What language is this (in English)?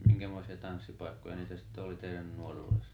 Finnish